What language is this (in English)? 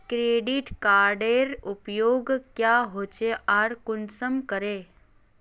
Magahi